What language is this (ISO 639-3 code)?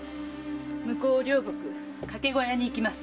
jpn